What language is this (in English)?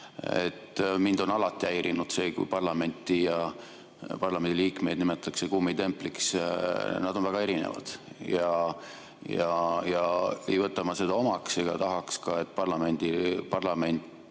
Estonian